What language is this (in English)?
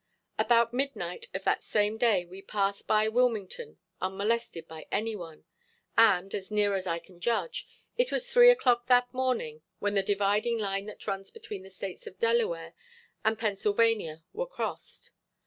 English